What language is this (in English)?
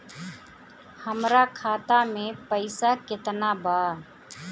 Bhojpuri